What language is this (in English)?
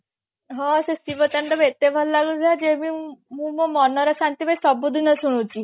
Odia